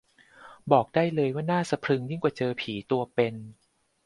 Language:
Thai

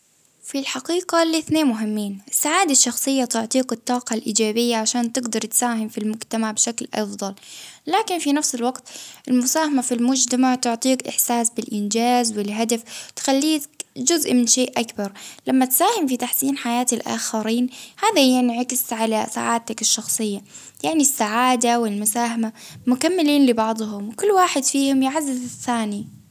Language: Baharna Arabic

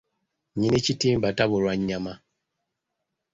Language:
Ganda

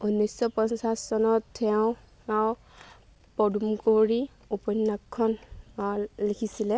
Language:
Assamese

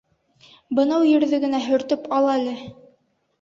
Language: Bashkir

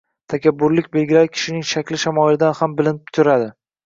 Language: Uzbek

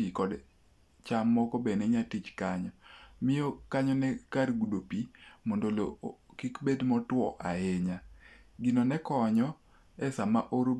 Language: Luo (Kenya and Tanzania)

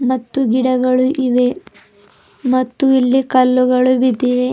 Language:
Kannada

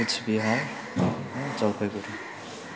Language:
Nepali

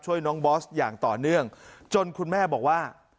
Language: Thai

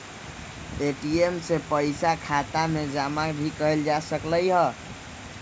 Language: Magahi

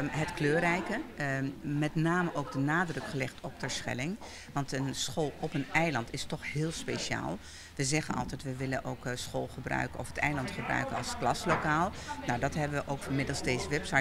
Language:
Dutch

